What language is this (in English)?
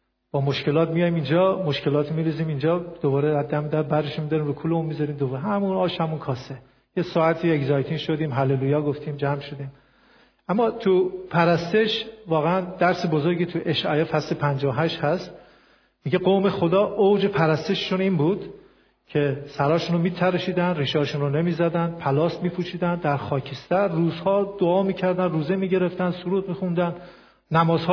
Persian